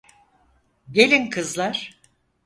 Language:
Turkish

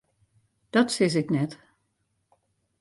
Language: Western Frisian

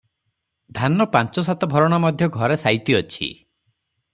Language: Odia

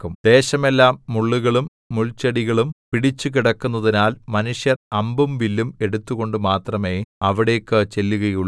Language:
Malayalam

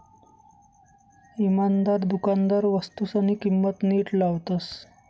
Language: Marathi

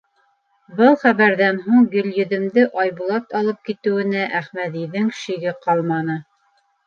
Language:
Bashkir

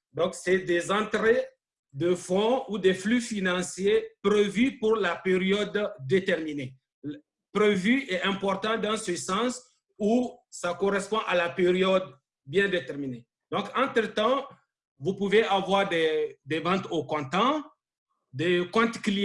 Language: French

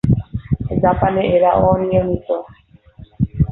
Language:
Bangla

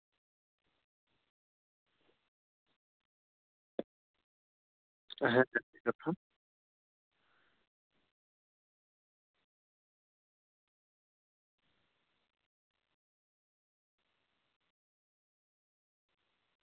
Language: Santali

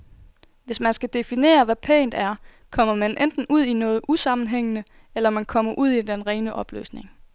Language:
Danish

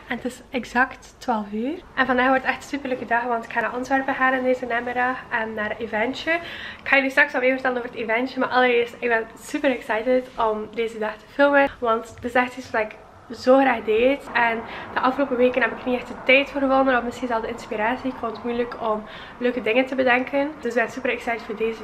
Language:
Dutch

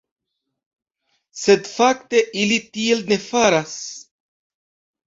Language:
Esperanto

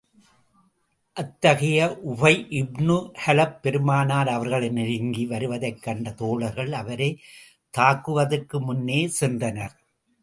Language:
Tamil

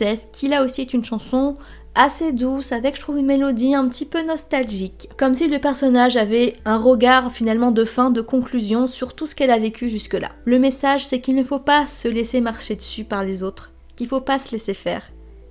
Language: French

